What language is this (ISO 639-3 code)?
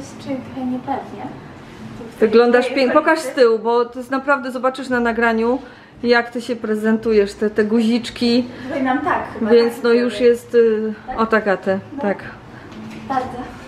pol